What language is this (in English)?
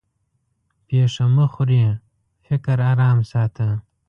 Pashto